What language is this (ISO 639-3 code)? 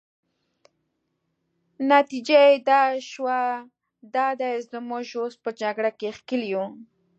pus